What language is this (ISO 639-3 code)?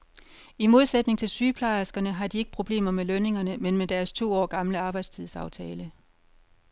dan